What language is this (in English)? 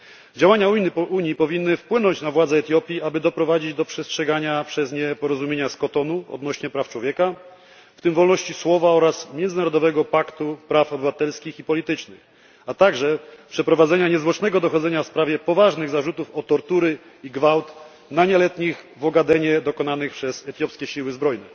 Polish